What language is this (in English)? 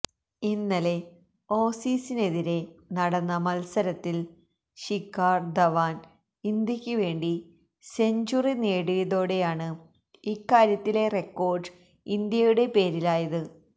Malayalam